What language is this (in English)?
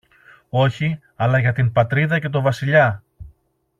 Greek